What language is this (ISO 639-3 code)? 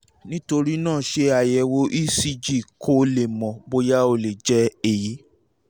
yor